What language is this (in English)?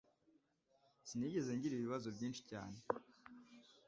Kinyarwanda